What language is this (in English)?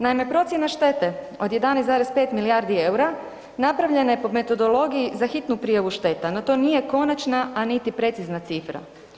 Croatian